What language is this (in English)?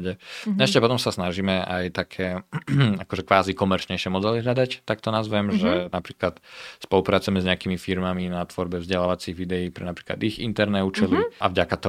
Slovak